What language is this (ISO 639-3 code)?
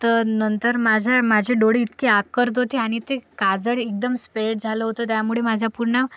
mar